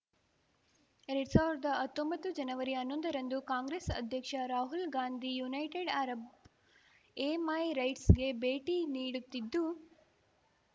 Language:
Kannada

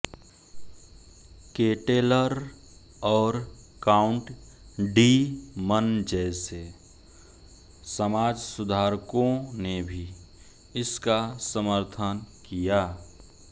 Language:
Hindi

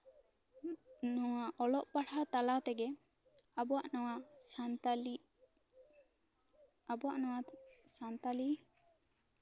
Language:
Santali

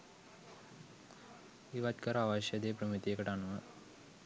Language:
Sinhala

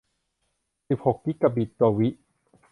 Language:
Thai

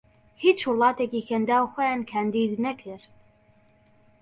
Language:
Central Kurdish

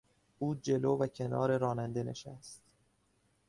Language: Persian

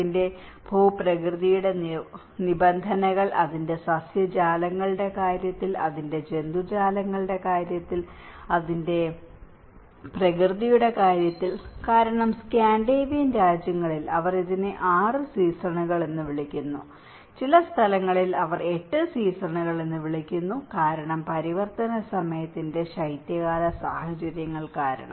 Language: Malayalam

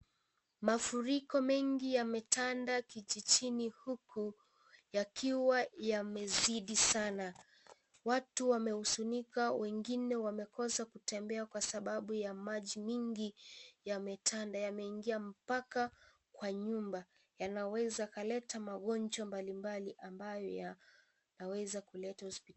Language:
Swahili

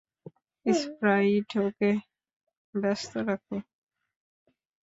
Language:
Bangla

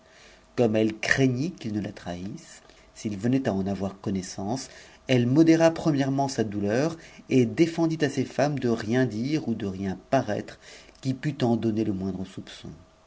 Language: French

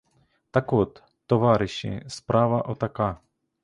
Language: Ukrainian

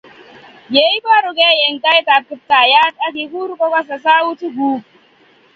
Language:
Kalenjin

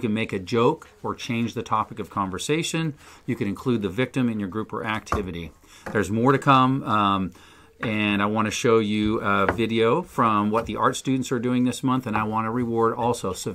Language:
English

